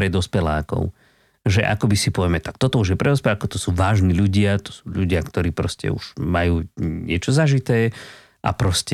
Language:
Slovak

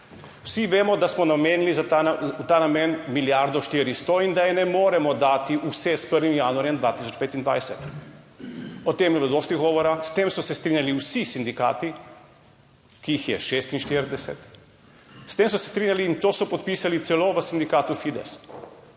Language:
Slovenian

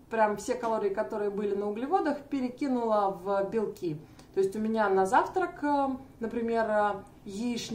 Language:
Russian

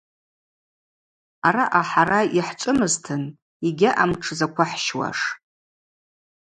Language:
Abaza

